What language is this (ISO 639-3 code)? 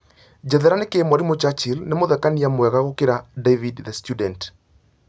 kik